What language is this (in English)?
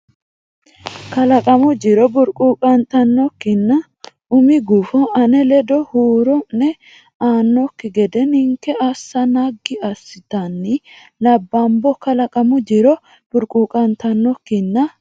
Sidamo